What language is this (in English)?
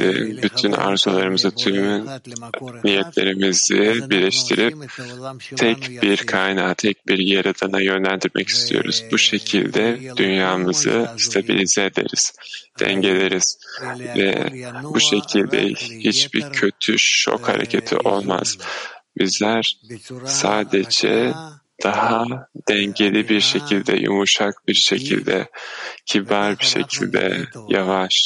Turkish